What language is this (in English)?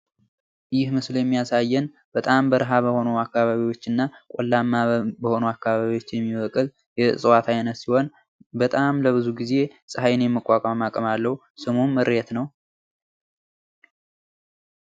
Amharic